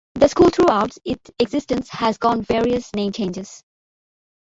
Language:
English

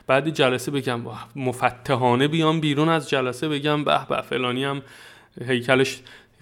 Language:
Persian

